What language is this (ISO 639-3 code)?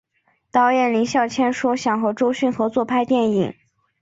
zho